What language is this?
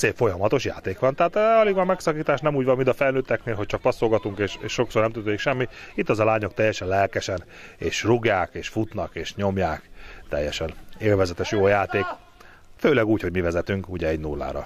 Hungarian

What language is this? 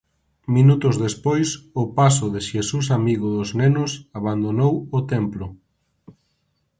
Galician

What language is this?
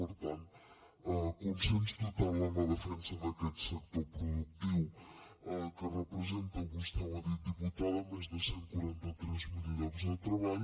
Catalan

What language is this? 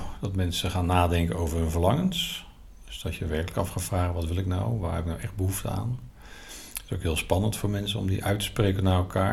Dutch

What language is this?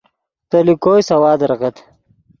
Yidgha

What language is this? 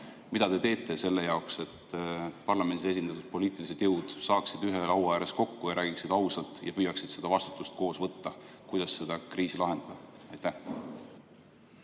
Estonian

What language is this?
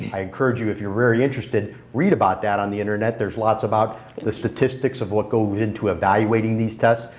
English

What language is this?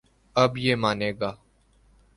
Urdu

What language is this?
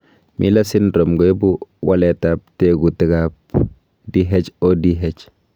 Kalenjin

